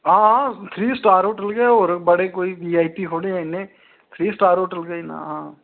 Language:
Dogri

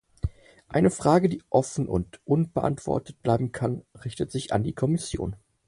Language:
German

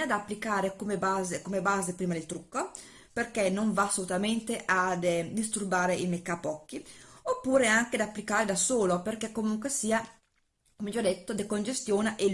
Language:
Italian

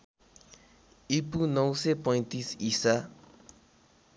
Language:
Nepali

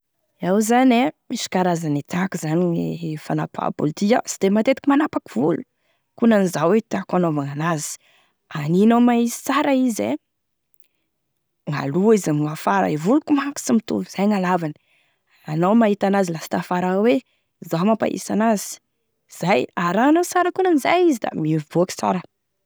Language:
Tesaka Malagasy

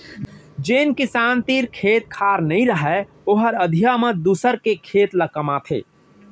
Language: Chhattisgarhi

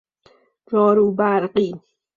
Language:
Persian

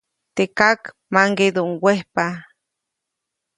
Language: Copainalá Zoque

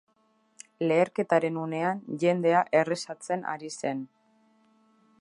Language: Basque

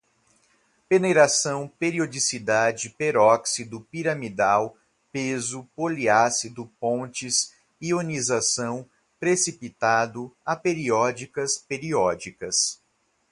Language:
Portuguese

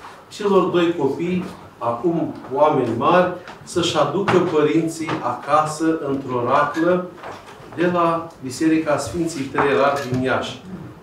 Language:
Romanian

